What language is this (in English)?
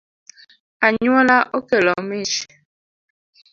Luo (Kenya and Tanzania)